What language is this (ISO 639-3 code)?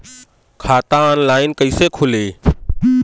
bho